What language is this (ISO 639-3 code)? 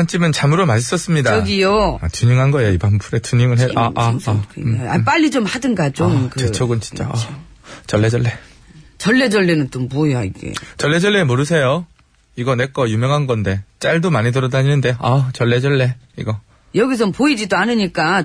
kor